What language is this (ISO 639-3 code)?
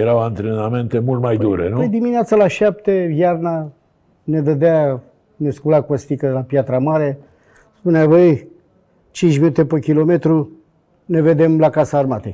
ron